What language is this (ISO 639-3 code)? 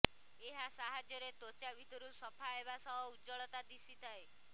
ori